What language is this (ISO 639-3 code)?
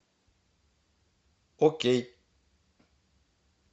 rus